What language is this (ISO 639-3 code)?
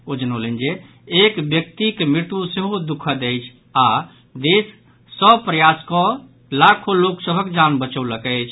mai